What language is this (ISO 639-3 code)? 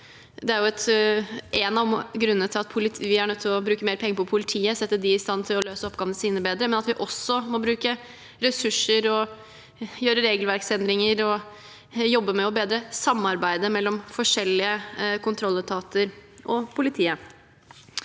nor